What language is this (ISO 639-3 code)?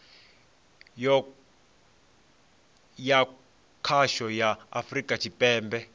ven